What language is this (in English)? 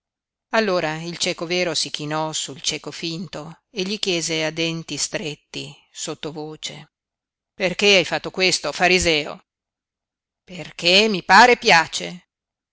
Italian